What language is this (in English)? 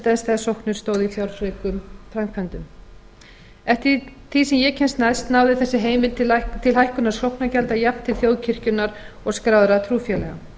Icelandic